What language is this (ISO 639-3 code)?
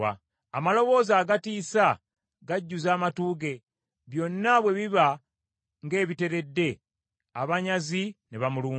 lug